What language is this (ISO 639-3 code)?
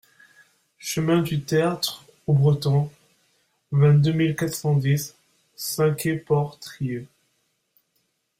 fra